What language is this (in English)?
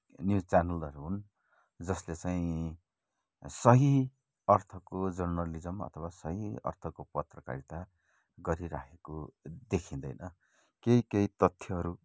Nepali